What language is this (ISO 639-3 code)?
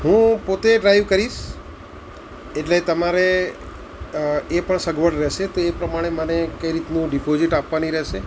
guj